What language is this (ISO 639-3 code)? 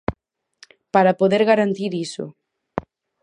glg